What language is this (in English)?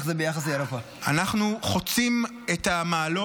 Hebrew